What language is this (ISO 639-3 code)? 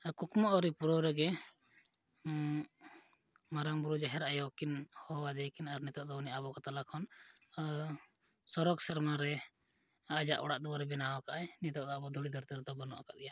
sat